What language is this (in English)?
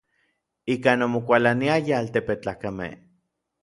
Orizaba Nahuatl